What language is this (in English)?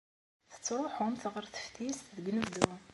Kabyle